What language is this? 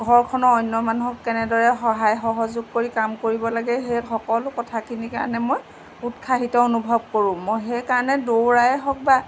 Assamese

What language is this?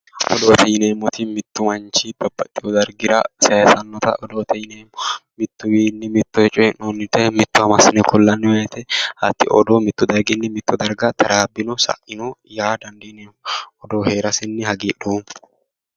Sidamo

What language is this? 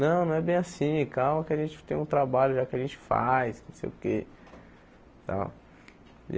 Portuguese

